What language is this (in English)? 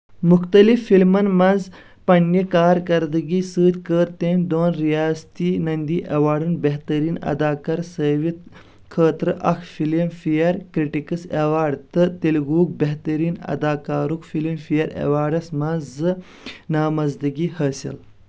Kashmiri